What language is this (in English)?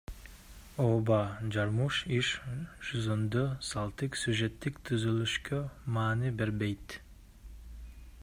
Kyrgyz